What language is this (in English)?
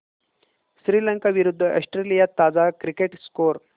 Marathi